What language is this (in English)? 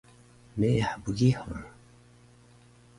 Taroko